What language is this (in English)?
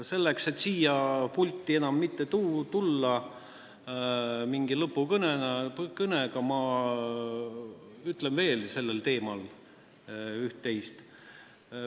Estonian